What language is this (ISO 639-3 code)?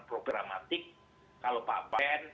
ind